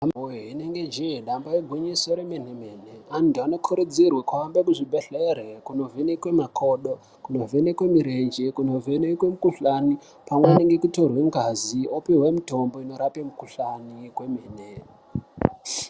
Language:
Ndau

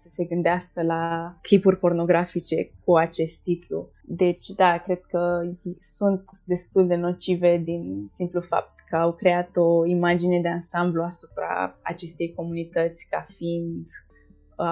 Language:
Romanian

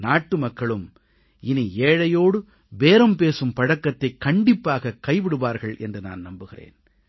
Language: Tamil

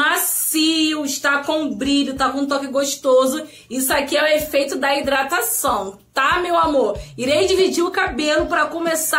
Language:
Portuguese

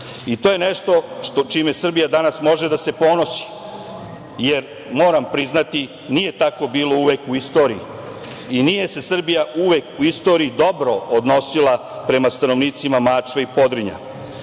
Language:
Serbian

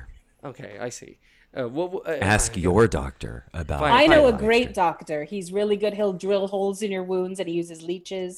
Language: English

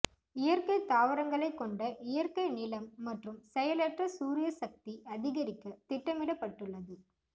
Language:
Tamil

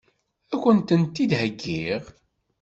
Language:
Kabyle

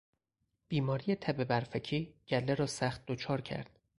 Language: Persian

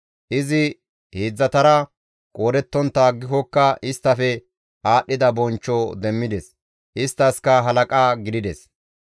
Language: Gamo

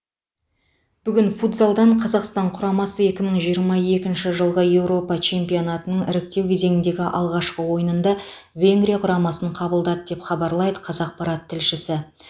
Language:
Kazakh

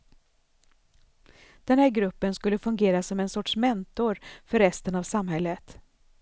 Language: Swedish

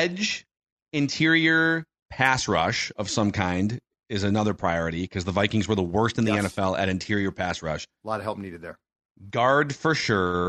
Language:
English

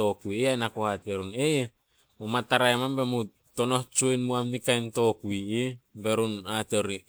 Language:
Solos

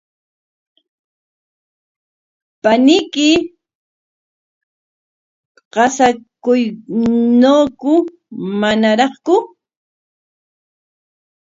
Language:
Corongo Ancash Quechua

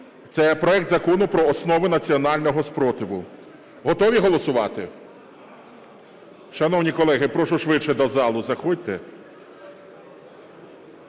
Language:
Ukrainian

